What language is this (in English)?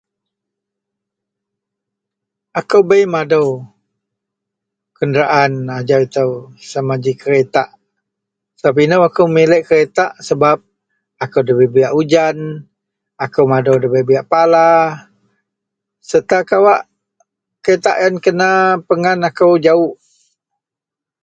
Central Melanau